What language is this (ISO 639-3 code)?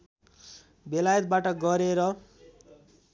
nep